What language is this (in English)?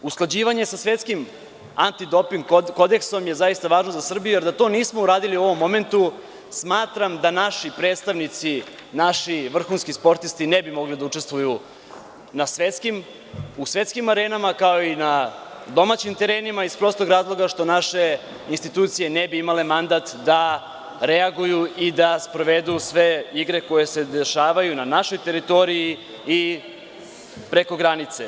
Serbian